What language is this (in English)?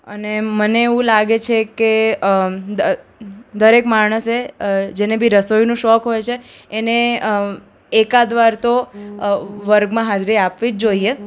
Gujarati